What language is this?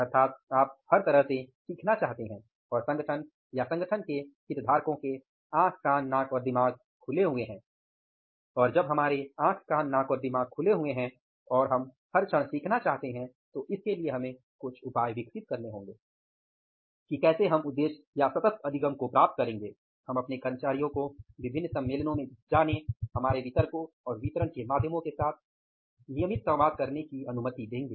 Hindi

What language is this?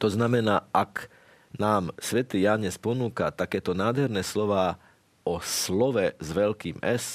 Slovak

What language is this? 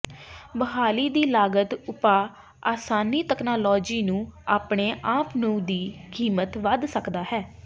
Punjabi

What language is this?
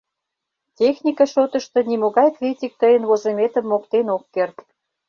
Mari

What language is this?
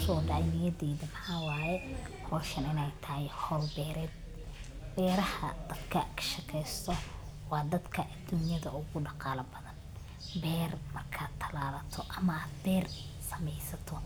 Somali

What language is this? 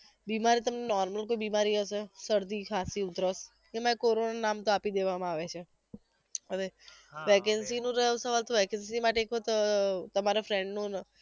Gujarati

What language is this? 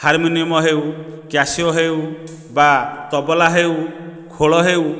Odia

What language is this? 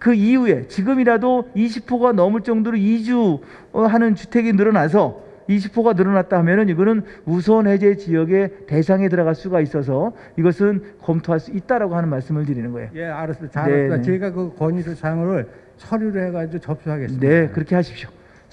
Korean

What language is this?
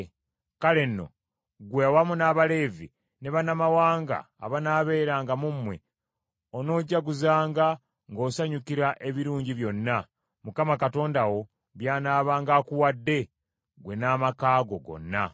Ganda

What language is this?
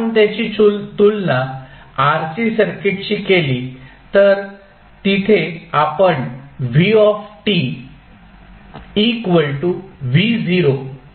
Marathi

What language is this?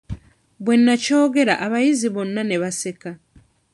Ganda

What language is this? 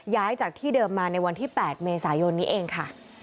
Thai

